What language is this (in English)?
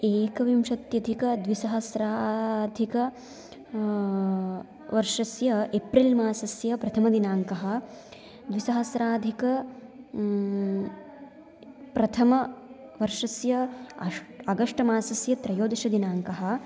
Sanskrit